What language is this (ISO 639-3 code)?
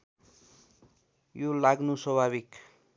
nep